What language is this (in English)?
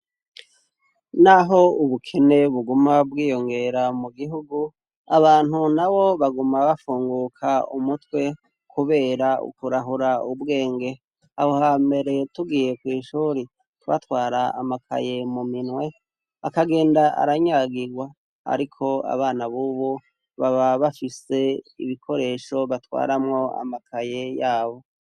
Rundi